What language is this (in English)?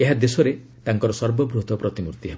Odia